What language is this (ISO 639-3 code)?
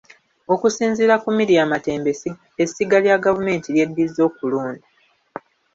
lug